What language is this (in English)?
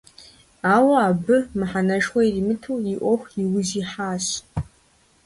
Kabardian